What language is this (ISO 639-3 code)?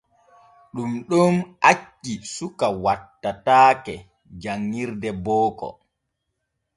fue